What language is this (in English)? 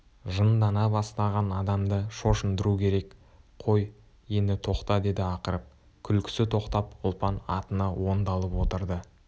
Kazakh